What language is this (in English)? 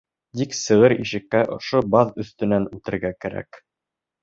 Bashkir